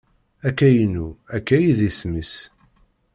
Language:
Kabyle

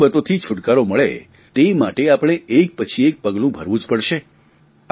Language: Gujarati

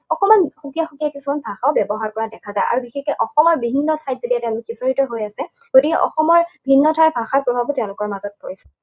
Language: Assamese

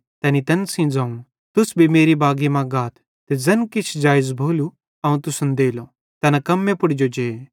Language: Bhadrawahi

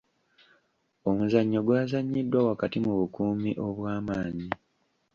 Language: Ganda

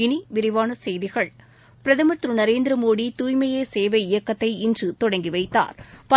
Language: Tamil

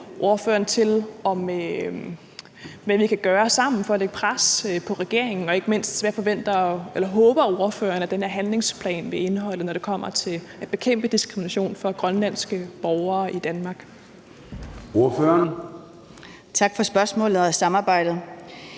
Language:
Danish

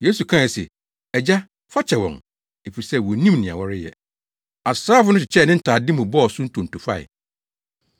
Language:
Akan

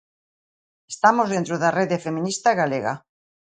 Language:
Galician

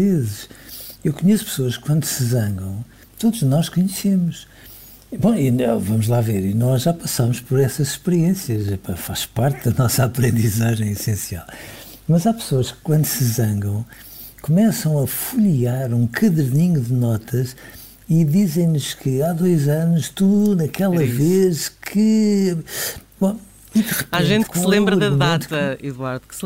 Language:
Portuguese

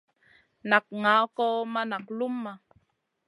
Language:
Masana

